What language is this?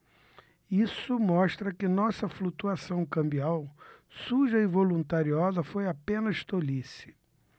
Portuguese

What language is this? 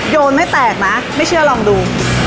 Thai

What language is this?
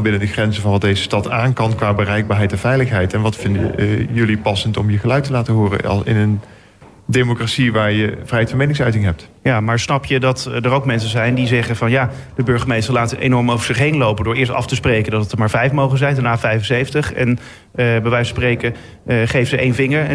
Dutch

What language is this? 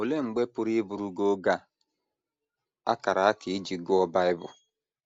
Igbo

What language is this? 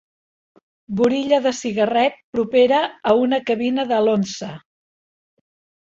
Catalan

